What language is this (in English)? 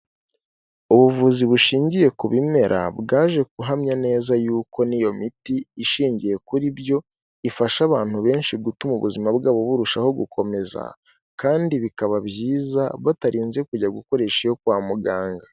Kinyarwanda